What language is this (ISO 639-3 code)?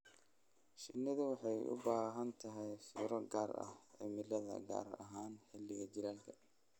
som